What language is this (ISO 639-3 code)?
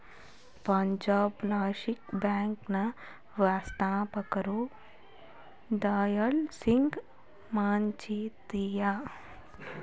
kan